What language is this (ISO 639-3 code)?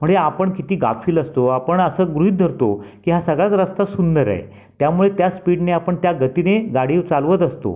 mar